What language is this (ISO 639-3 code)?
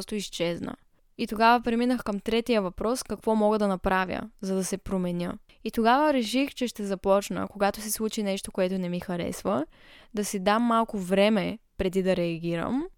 bul